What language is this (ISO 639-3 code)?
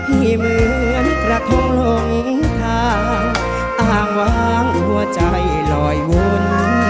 tha